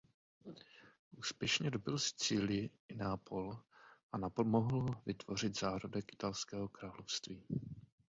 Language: Czech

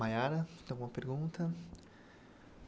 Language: Portuguese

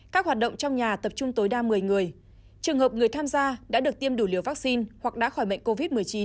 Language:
Vietnamese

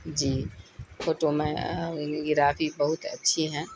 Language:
Urdu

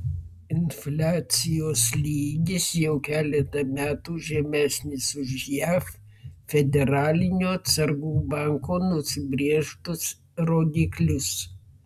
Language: Lithuanian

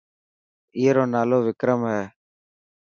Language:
Dhatki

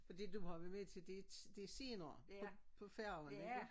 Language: Danish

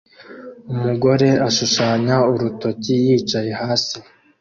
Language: Kinyarwanda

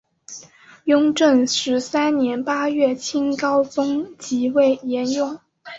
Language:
Chinese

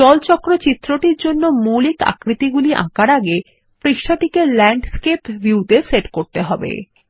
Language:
Bangla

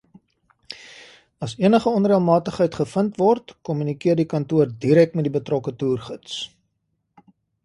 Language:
Afrikaans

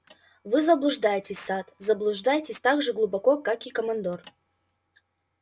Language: Russian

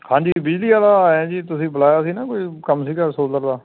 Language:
Punjabi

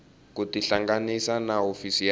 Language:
Tsonga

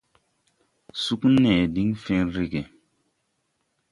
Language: Tupuri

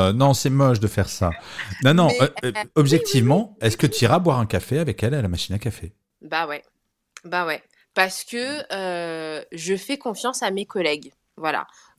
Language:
French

